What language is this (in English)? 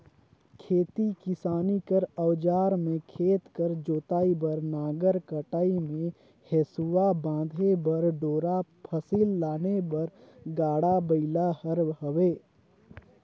Chhattisgarhi